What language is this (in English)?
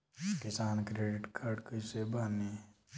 Bhojpuri